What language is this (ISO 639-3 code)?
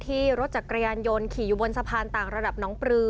tha